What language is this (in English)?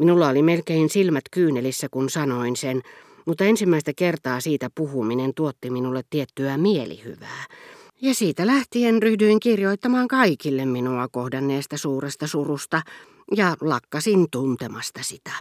Finnish